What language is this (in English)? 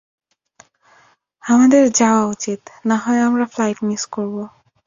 Bangla